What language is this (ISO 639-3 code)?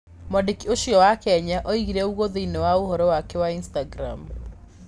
kik